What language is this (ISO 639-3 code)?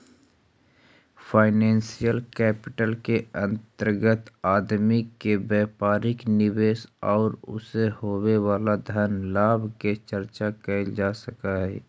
mag